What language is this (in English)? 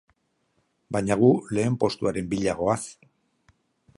Basque